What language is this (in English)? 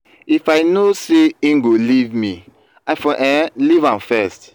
Nigerian Pidgin